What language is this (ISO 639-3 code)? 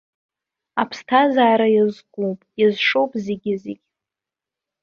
abk